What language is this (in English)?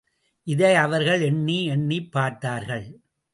Tamil